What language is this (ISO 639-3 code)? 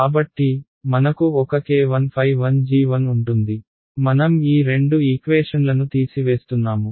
tel